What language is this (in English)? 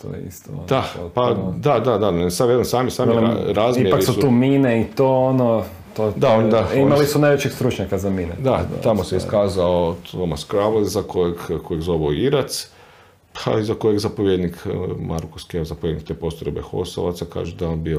Croatian